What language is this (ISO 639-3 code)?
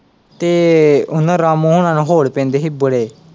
pan